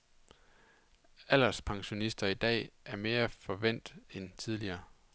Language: Danish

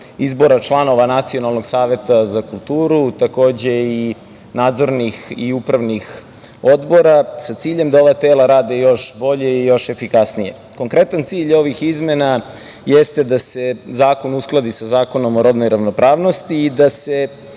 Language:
Serbian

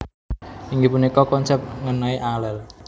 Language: Javanese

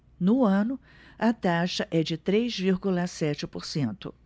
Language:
Portuguese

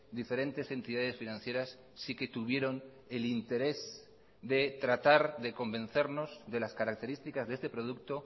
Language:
Spanish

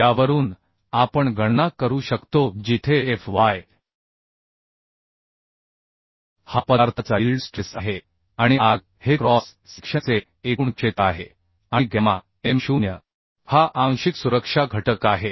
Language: Marathi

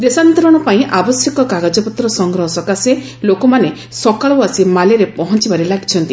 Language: Odia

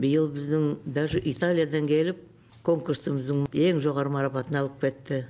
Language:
Kazakh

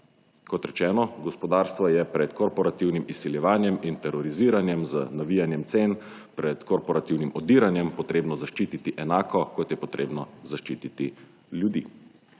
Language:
Slovenian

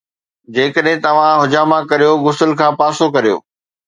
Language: Sindhi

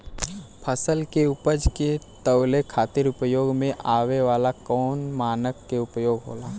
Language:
Bhojpuri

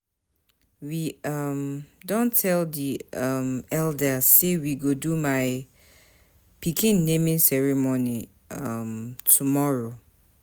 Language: Nigerian Pidgin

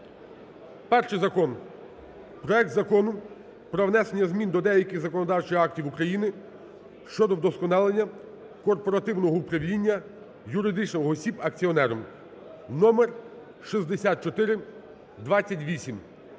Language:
Ukrainian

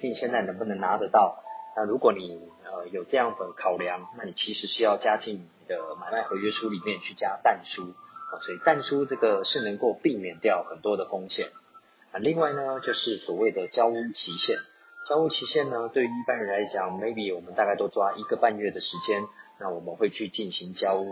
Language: Chinese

